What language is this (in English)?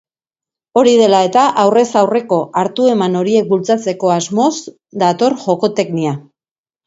Basque